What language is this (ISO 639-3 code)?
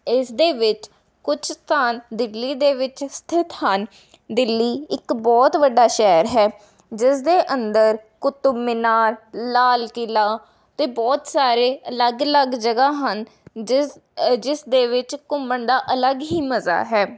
pan